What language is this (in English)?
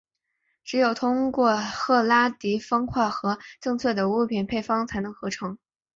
Chinese